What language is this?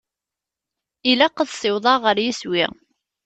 Kabyle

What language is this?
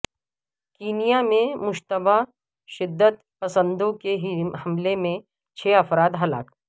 Urdu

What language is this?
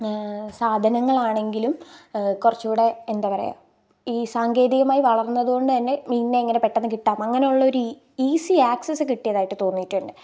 Malayalam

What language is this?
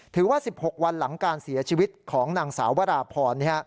Thai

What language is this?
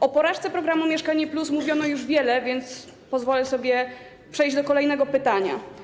Polish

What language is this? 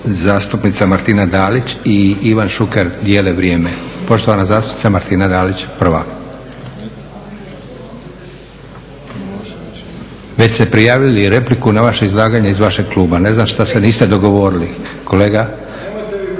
Croatian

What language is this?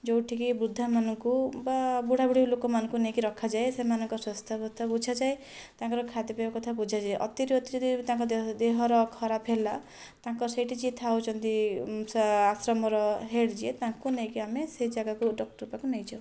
Odia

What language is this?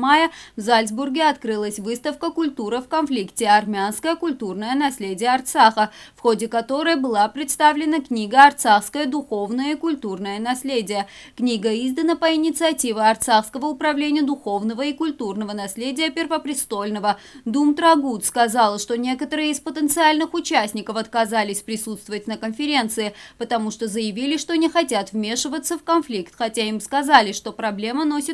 Russian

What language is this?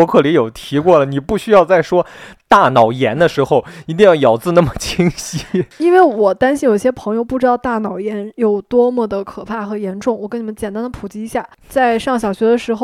Chinese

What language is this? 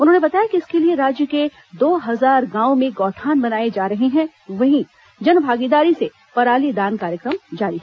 Hindi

